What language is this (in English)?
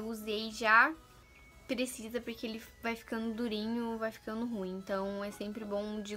Portuguese